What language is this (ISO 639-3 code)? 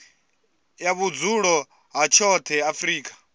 ven